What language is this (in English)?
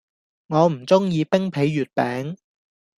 Cantonese